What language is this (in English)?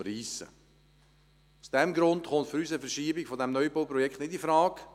Swiss German